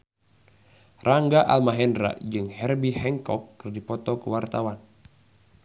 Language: Sundanese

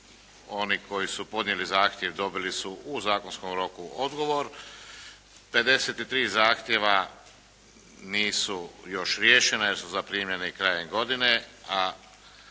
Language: Croatian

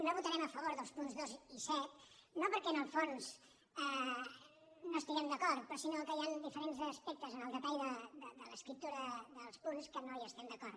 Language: Catalan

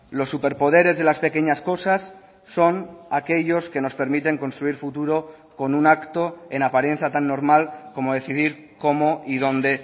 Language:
Spanish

